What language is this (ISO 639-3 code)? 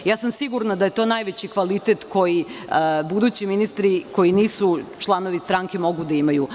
srp